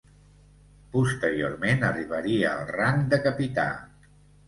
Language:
Catalan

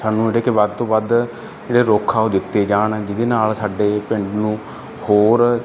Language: Punjabi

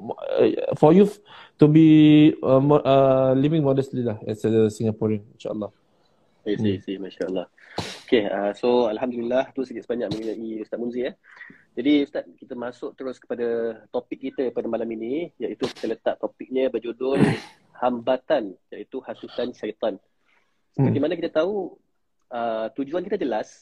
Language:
Malay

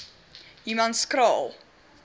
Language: Afrikaans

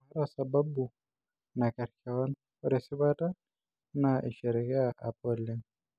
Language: Masai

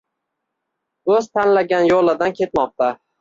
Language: Uzbek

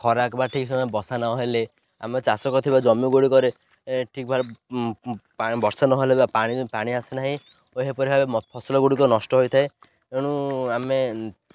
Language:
Odia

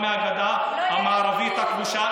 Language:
Hebrew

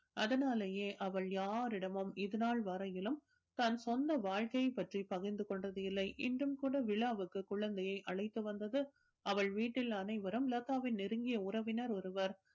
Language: Tamil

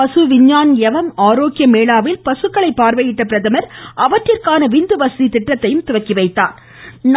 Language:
Tamil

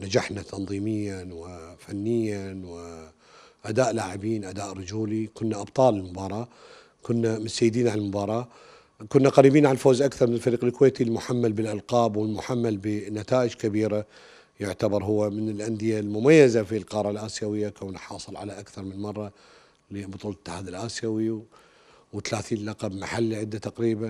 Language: Arabic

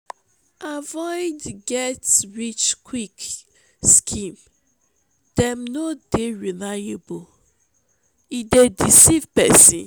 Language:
Nigerian Pidgin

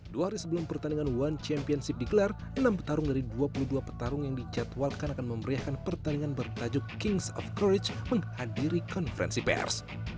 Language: Indonesian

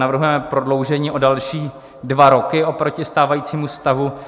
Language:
Czech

